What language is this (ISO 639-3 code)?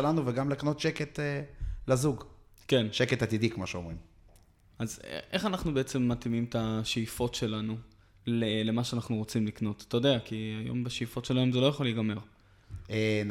heb